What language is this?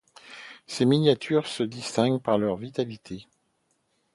French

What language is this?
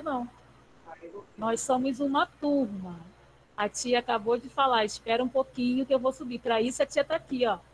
Portuguese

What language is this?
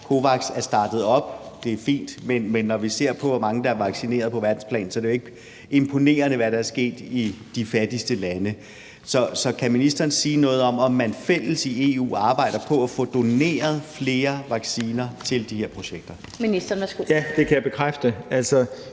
Danish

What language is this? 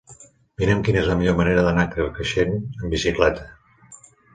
Catalan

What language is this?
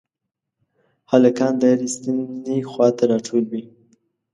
Pashto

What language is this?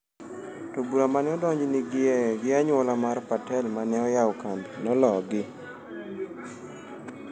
Luo (Kenya and Tanzania)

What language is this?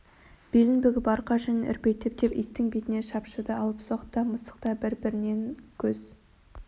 Kazakh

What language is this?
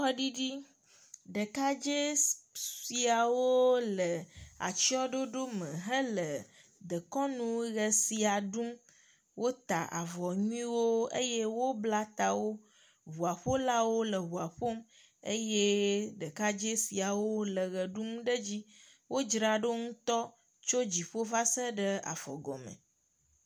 Ewe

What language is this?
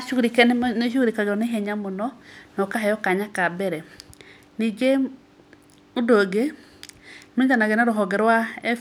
Kikuyu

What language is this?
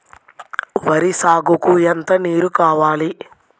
Telugu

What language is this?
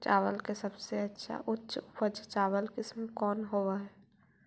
Magahi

